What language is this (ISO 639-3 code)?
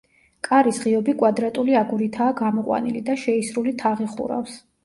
kat